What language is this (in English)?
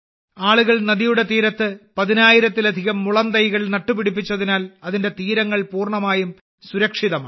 Malayalam